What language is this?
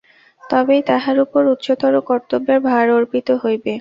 Bangla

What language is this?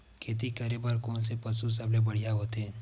Chhattisgarhi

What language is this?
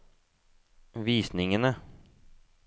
Norwegian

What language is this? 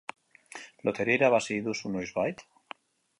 Basque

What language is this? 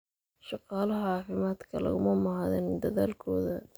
Somali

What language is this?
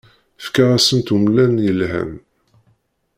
Kabyle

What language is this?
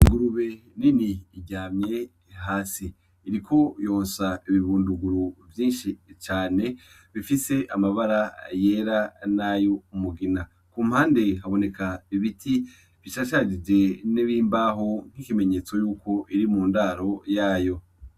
Rundi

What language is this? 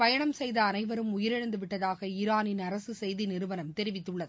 Tamil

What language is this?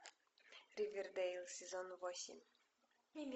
Russian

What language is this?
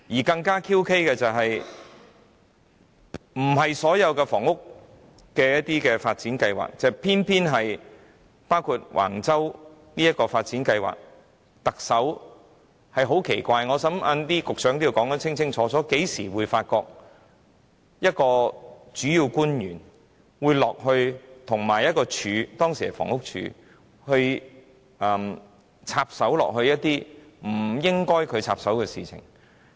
Cantonese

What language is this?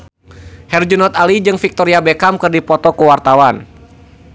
Sundanese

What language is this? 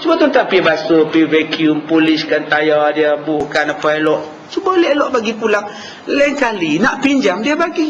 Malay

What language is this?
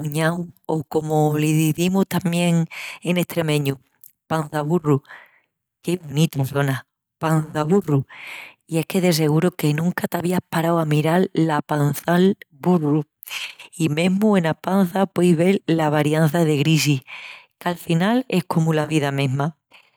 Extremaduran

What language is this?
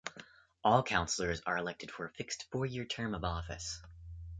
English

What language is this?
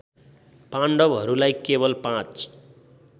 Nepali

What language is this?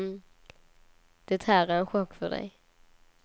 Swedish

